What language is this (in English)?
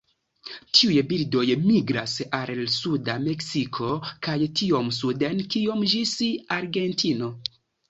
Esperanto